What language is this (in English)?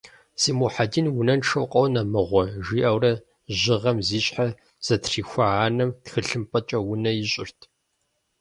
Kabardian